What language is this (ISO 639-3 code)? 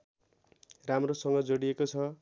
nep